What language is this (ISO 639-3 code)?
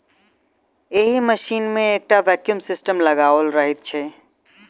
mai